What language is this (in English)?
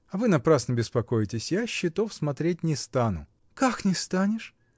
Russian